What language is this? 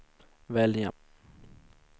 Swedish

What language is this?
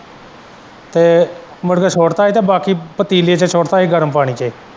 Punjabi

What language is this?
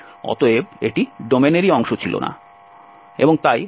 Bangla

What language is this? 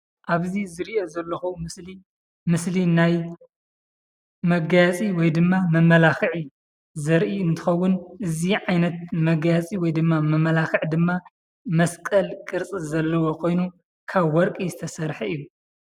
Tigrinya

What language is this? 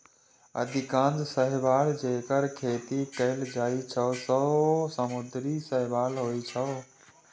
Maithili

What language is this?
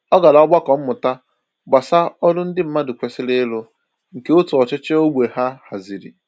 Igbo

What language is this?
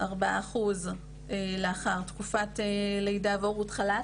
Hebrew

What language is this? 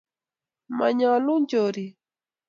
Kalenjin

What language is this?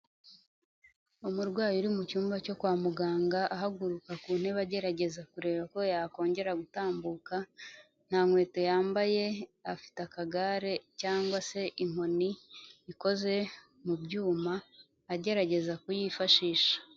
Kinyarwanda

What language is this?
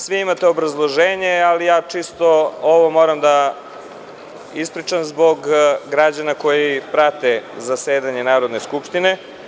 Serbian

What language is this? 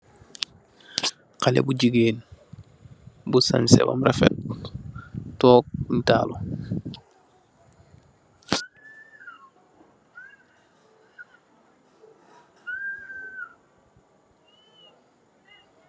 Wolof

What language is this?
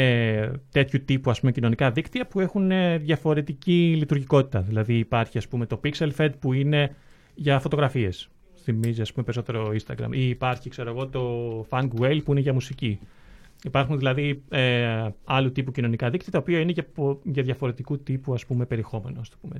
Greek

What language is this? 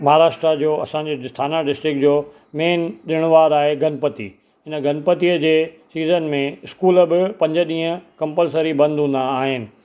Sindhi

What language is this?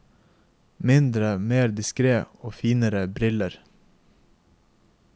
Norwegian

